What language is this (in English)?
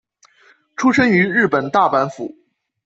Chinese